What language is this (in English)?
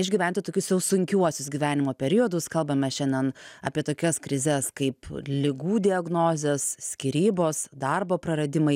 Lithuanian